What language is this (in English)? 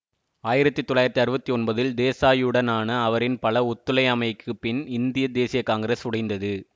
Tamil